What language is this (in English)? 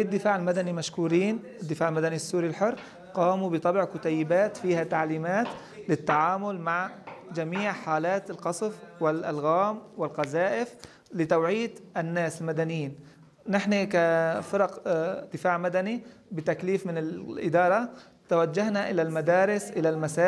Arabic